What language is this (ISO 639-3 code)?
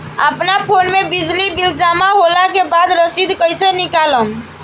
bho